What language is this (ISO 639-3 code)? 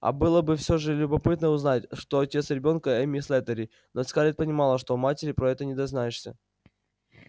rus